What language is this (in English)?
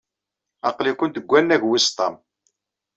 Kabyle